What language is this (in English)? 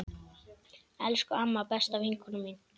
Icelandic